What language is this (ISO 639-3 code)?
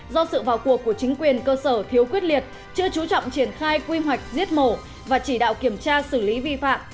vie